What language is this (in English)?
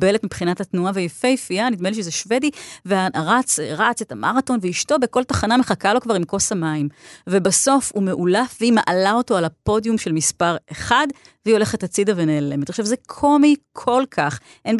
Hebrew